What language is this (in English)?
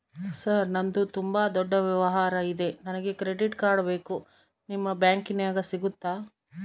Kannada